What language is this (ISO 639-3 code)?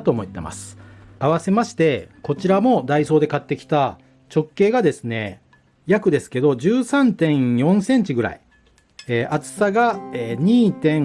jpn